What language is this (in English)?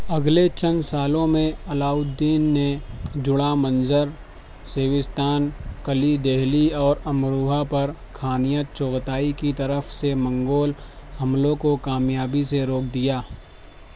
Urdu